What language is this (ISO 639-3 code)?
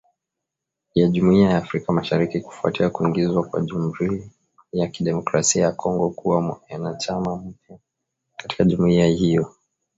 swa